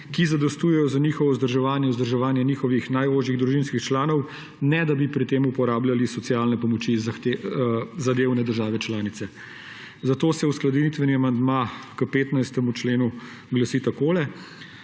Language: Slovenian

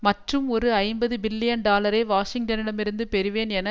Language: Tamil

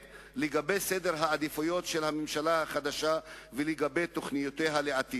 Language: Hebrew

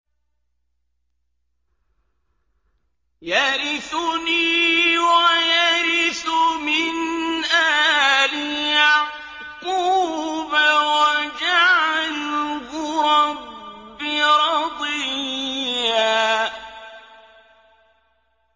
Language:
Arabic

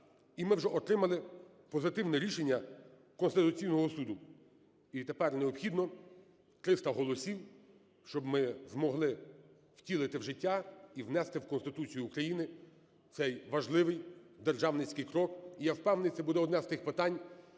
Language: Ukrainian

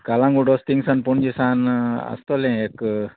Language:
Konkani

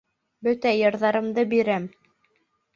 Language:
Bashkir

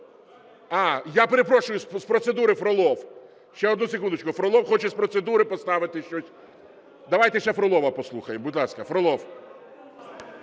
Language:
Ukrainian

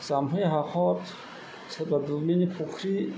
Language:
Bodo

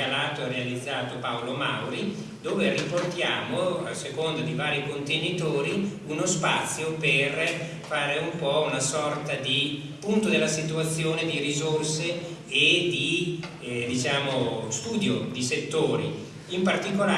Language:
Italian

